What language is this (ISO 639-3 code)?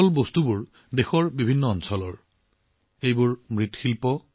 asm